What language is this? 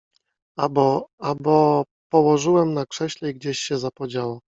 Polish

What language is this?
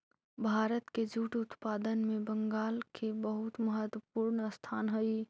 Magahi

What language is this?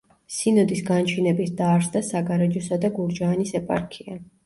Georgian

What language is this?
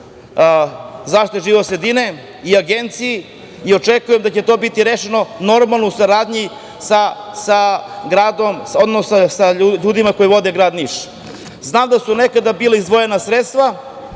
Serbian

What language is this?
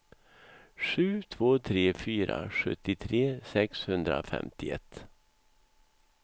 Swedish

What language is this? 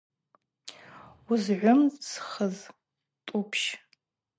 Abaza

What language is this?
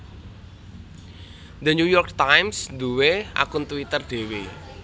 Javanese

